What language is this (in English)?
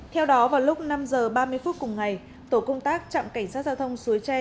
Vietnamese